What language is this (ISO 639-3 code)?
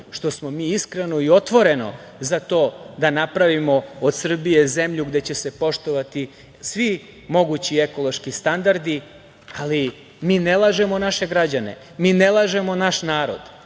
srp